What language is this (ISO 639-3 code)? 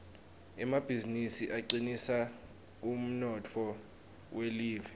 ssw